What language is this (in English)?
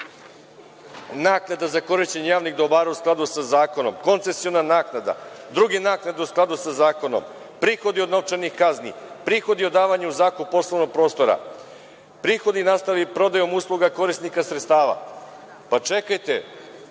Serbian